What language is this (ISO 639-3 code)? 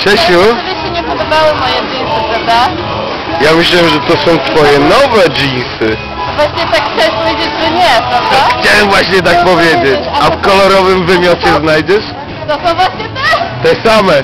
pol